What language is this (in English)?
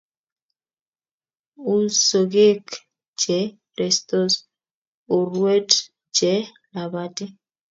Kalenjin